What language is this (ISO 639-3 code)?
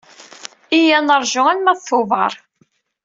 kab